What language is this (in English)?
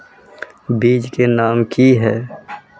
Magahi